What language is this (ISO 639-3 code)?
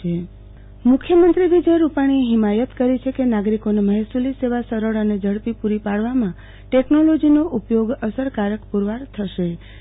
guj